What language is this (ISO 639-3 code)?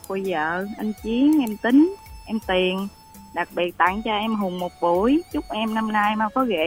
vie